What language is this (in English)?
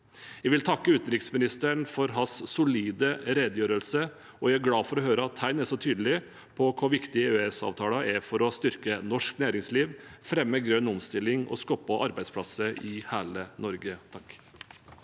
Norwegian